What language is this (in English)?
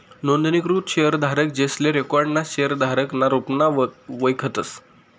Marathi